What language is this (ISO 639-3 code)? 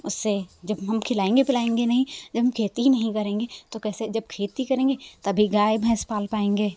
hin